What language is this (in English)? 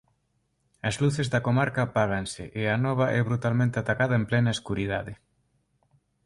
Galician